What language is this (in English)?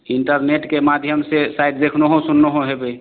Maithili